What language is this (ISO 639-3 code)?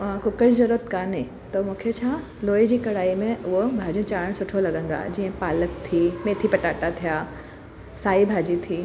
snd